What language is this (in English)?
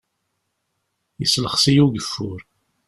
Kabyle